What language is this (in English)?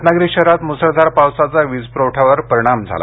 Marathi